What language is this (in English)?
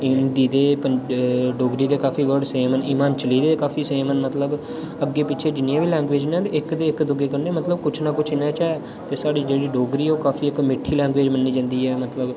Dogri